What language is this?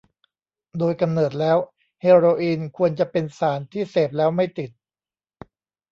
Thai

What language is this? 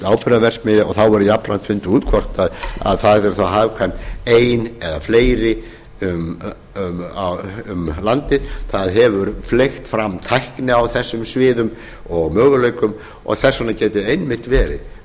Icelandic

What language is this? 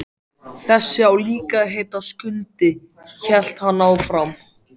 Icelandic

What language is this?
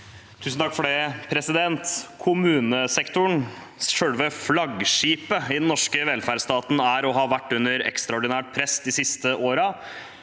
Norwegian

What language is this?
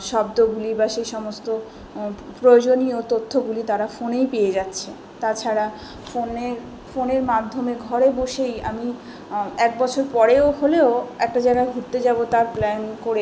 Bangla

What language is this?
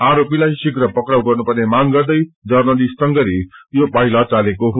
Nepali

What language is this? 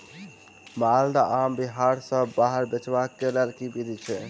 Maithili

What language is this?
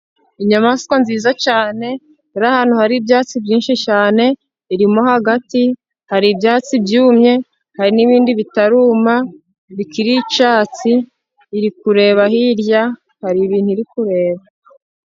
Kinyarwanda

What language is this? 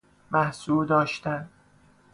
Persian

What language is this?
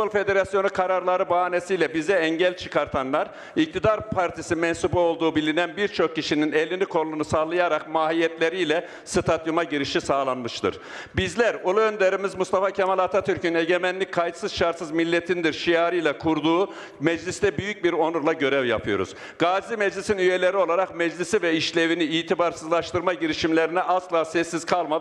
Turkish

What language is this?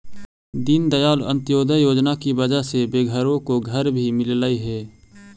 Magahi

